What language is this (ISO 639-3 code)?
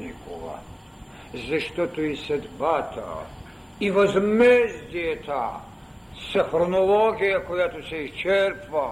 bul